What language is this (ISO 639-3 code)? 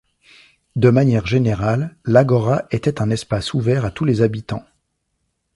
fra